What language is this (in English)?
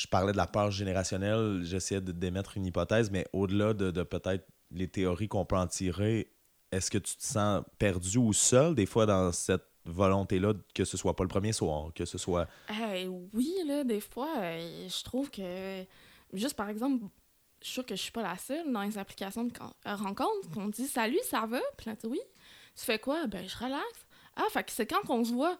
French